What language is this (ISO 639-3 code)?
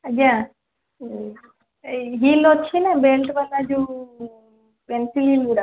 ori